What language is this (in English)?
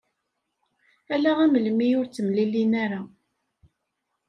Kabyle